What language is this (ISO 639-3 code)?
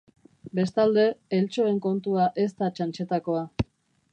eus